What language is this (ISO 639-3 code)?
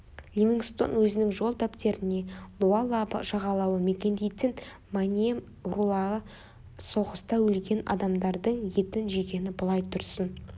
kaz